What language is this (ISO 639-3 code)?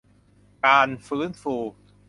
tha